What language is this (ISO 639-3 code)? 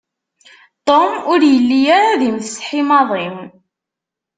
kab